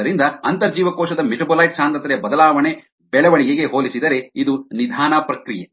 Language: Kannada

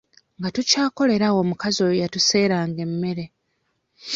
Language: Ganda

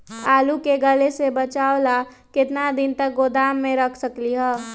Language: Magahi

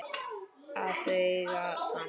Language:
Icelandic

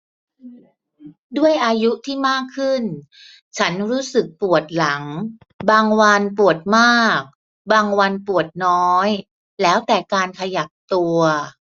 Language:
Thai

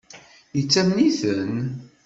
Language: Kabyle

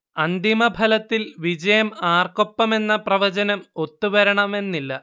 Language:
Malayalam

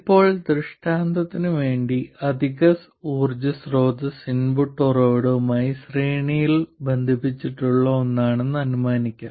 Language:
Malayalam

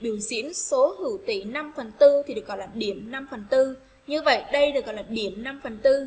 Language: Vietnamese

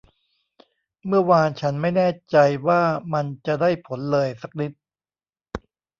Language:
Thai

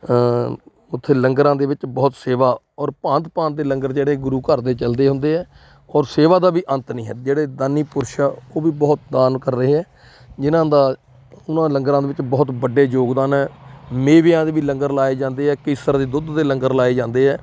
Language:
Punjabi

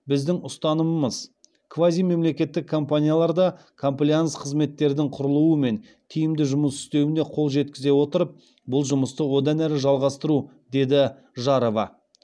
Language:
Kazakh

